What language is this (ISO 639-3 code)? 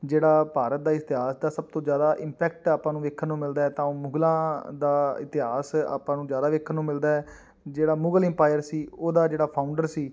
pan